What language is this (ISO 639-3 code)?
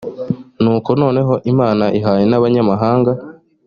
kin